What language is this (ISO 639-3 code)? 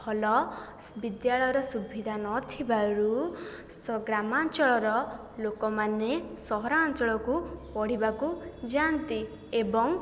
ori